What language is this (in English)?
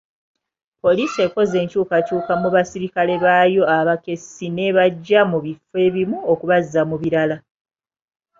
Ganda